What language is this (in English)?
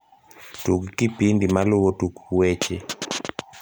Luo (Kenya and Tanzania)